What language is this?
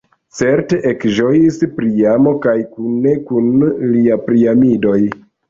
Esperanto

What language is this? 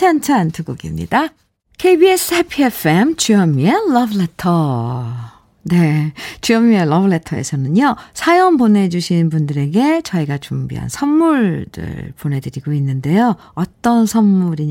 Korean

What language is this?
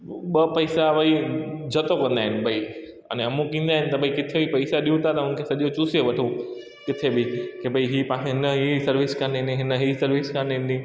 Sindhi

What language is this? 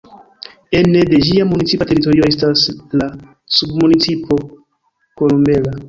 Esperanto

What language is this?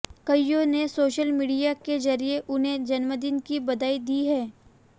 Hindi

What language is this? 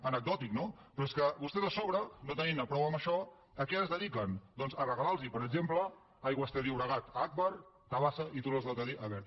Catalan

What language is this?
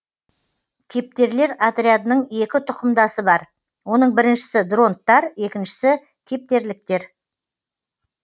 Kazakh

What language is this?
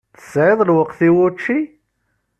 Kabyle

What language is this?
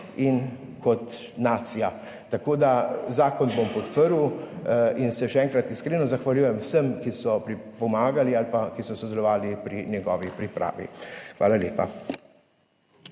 Slovenian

